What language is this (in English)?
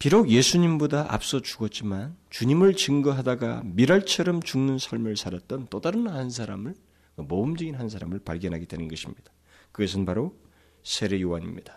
Korean